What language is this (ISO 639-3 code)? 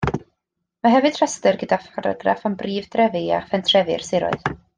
cym